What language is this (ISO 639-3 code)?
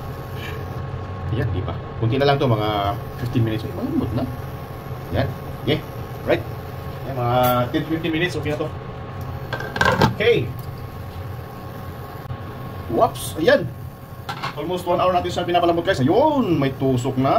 fil